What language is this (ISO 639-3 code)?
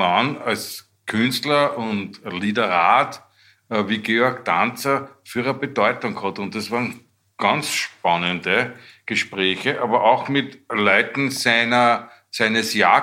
deu